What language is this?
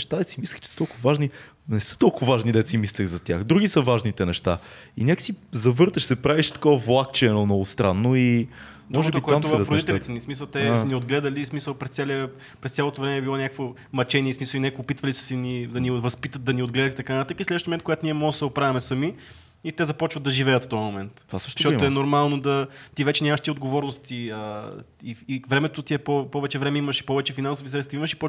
Bulgarian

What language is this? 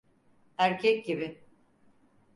Turkish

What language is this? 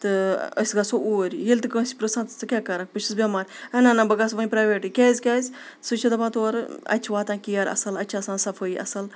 Kashmiri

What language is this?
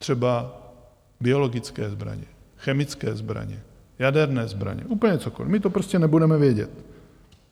Czech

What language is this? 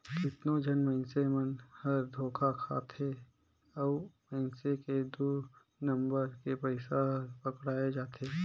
Chhattisgarhi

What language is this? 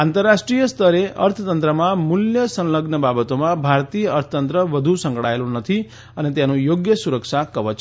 Gujarati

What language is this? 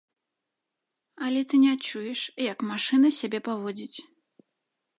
Belarusian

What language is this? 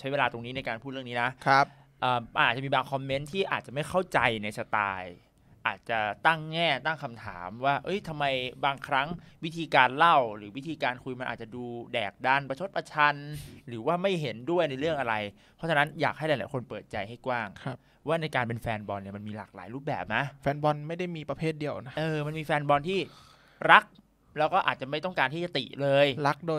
Thai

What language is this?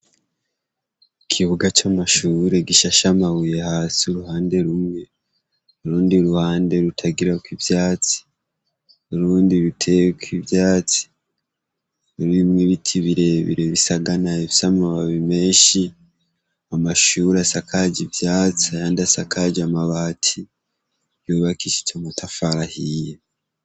Rundi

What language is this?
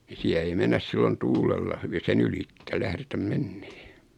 Finnish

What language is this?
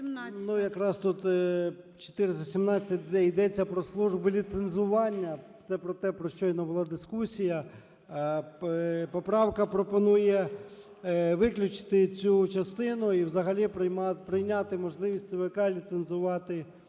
Ukrainian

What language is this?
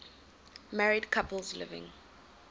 English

